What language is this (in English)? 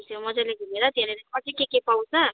Nepali